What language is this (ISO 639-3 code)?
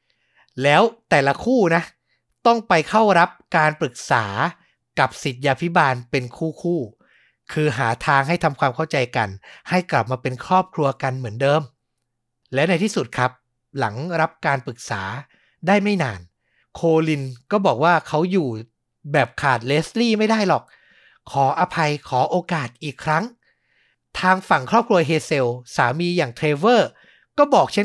tha